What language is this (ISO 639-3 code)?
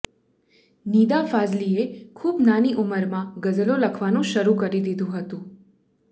guj